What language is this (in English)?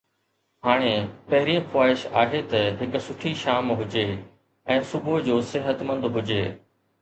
Sindhi